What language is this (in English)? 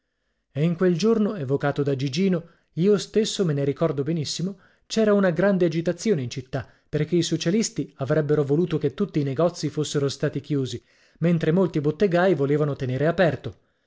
Italian